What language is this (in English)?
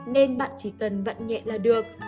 Vietnamese